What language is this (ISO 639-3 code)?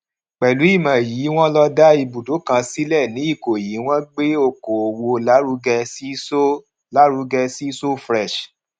yor